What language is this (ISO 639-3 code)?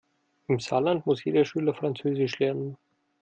deu